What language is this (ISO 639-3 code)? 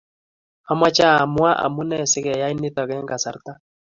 kln